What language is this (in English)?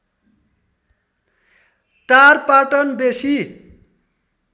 Nepali